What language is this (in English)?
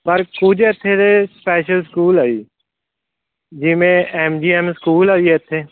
Punjabi